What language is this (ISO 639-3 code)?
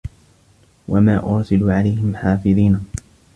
ara